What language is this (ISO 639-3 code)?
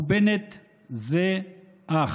heb